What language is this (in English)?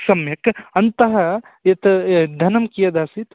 Sanskrit